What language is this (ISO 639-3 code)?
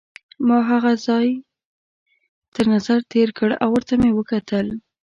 pus